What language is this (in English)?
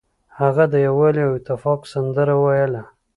Pashto